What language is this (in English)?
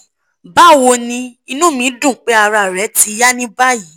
Yoruba